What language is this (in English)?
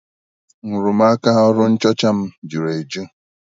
Igbo